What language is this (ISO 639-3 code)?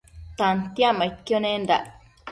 mcf